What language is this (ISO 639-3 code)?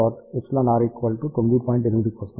tel